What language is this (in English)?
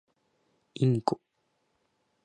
Japanese